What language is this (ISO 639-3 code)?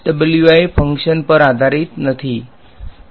guj